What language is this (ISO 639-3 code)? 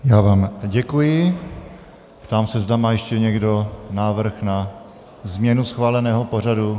ces